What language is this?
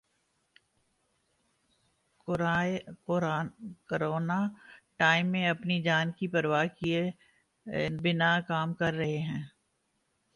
Urdu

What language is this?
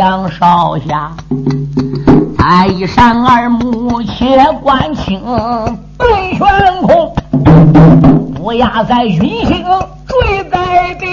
Chinese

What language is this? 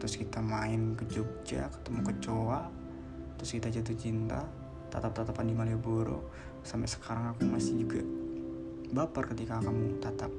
Indonesian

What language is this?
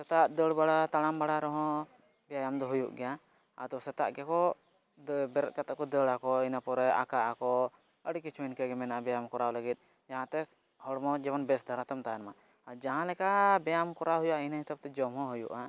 Santali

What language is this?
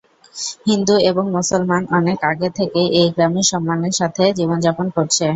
Bangla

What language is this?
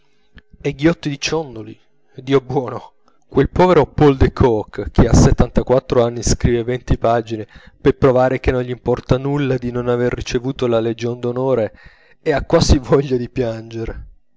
Italian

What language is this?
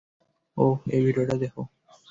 Bangla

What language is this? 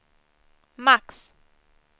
Swedish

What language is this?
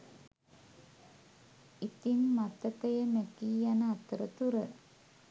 Sinhala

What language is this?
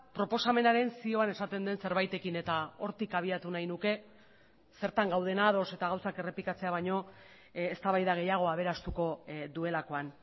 Basque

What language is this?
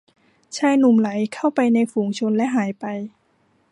Thai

